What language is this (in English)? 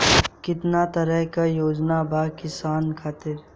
Bhojpuri